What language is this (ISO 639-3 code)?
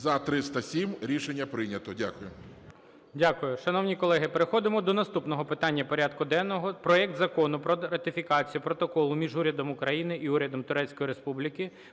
ukr